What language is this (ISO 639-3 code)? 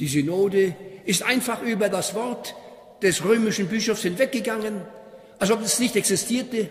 deu